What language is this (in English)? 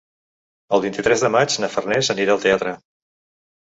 Catalan